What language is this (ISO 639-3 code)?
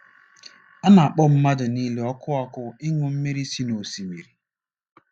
ibo